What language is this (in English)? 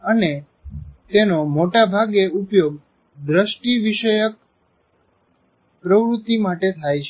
Gujarati